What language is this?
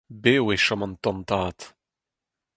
Breton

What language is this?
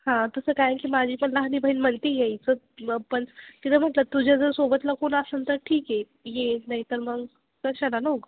Marathi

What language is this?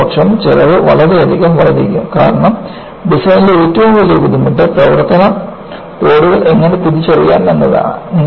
Malayalam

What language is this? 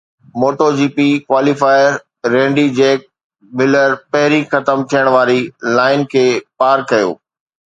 Sindhi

